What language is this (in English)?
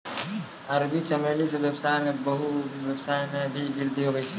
Maithili